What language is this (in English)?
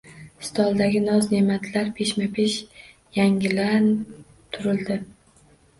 Uzbek